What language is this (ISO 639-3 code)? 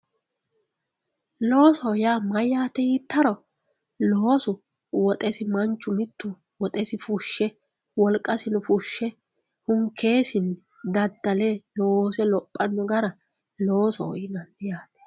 sid